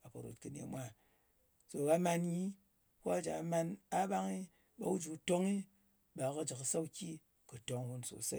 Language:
Ngas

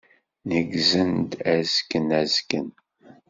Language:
Kabyle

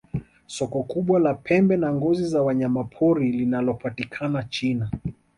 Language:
Swahili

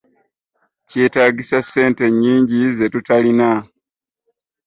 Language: Ganda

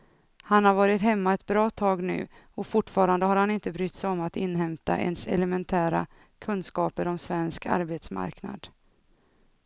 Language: Swedish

